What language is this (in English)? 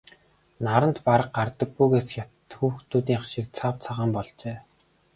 Mongolian